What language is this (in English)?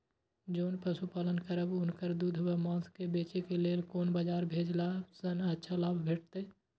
Maithili